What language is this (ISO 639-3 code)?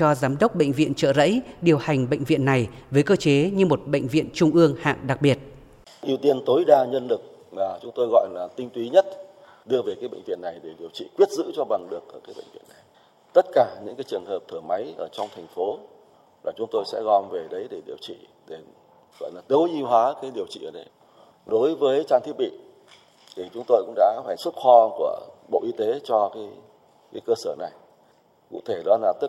vie